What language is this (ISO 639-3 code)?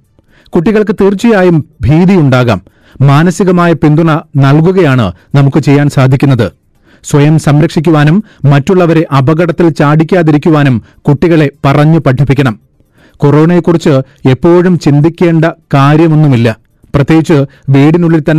mal